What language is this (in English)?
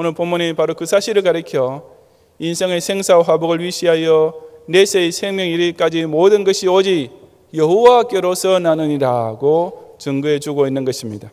Korean